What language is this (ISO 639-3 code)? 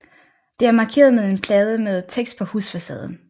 dan